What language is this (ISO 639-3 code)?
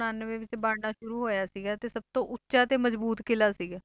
pan